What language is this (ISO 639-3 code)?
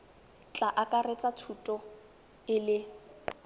tsn